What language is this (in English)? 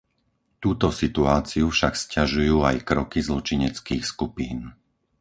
Slovak